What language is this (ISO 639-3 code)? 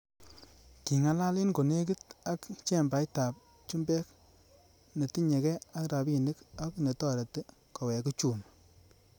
kln